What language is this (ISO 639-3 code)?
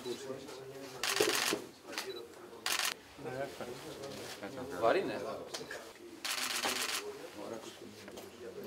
ell